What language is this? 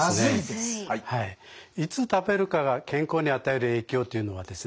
Japanese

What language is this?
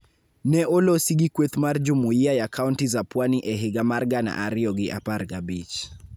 Luo (Kenya and Tanzania)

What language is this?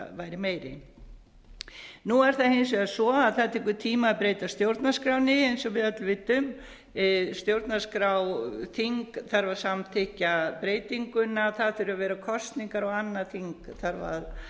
Icelandic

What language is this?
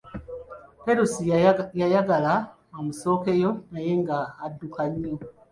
Ganda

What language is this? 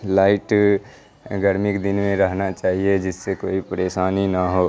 Urdu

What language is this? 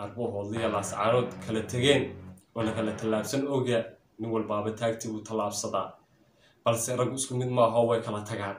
Arabic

